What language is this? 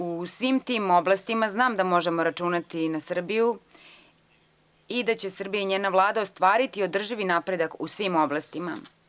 Serbian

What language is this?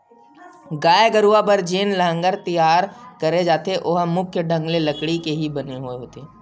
Chhattisgarhi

